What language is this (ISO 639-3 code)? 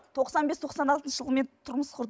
kaz